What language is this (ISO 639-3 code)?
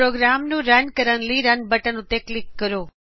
pan